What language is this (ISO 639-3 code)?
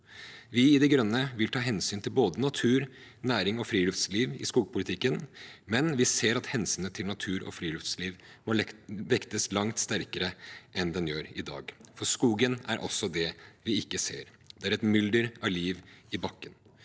nor